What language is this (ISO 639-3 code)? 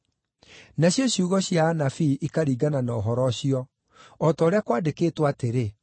kik